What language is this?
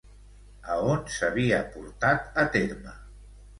Catalan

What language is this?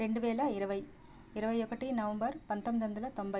Telugu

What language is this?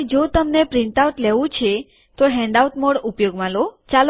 Gujarati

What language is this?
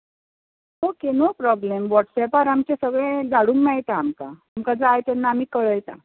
Konkani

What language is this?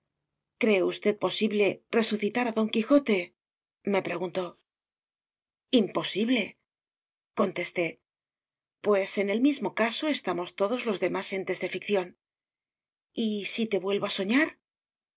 Spanish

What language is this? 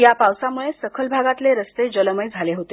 Marathi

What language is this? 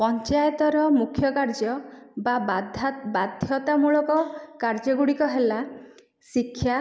Odia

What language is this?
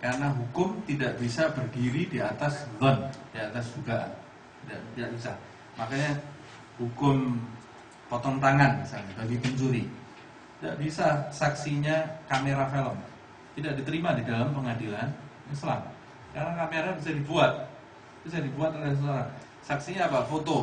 Indonesian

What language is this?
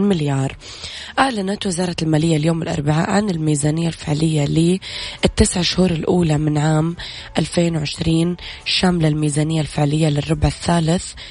Arabic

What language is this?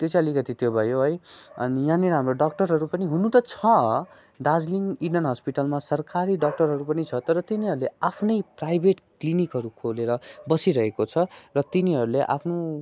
Nepali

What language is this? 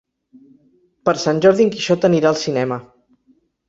Catalan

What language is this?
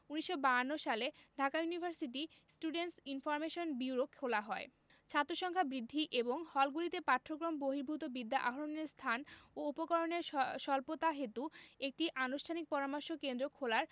Bangla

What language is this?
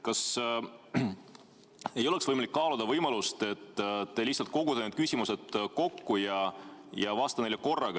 Estonian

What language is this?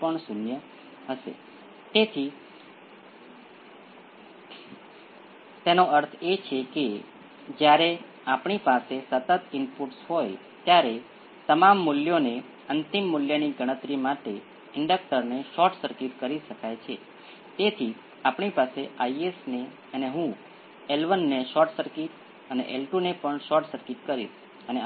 Gujarati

